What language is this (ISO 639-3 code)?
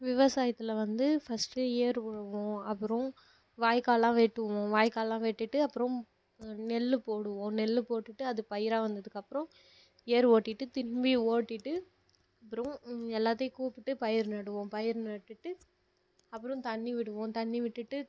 tam